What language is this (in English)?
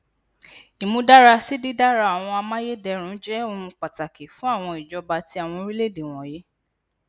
Yoruba